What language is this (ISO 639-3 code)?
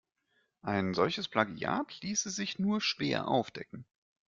deu